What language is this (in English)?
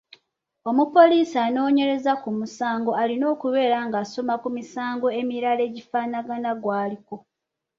Ganda